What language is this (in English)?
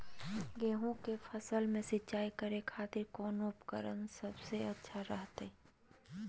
Magahi